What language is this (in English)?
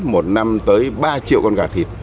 Vietnamese